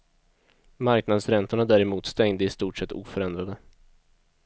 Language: Swedish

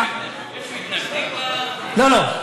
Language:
Hebrew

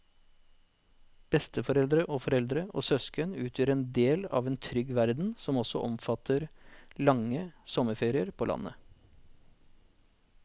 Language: Norwegian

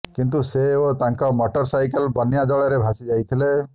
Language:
Odia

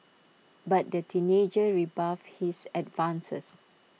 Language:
English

